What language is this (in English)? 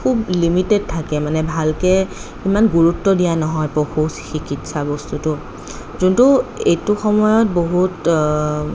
Assamese